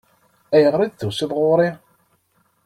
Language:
Kabyle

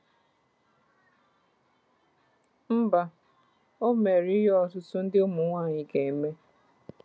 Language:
Igbo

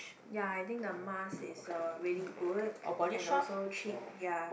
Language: English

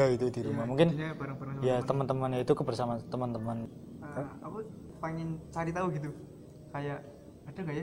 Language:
Indonesian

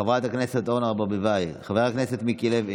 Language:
Hebrew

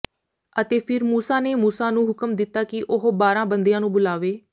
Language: Punjabi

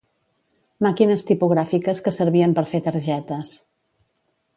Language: Catalan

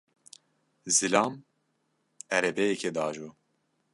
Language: Kurdish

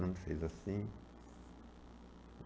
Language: Portuguese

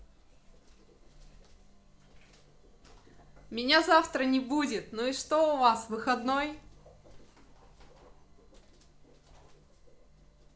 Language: Russian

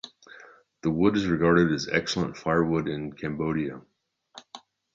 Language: English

